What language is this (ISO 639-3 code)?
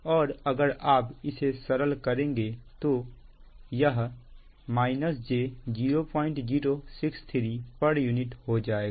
hin